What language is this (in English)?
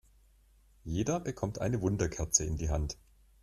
German